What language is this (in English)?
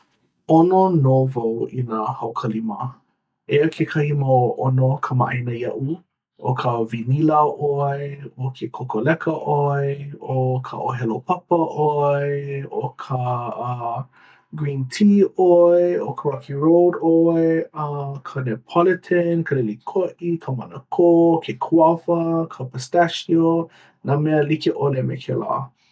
Hawaiian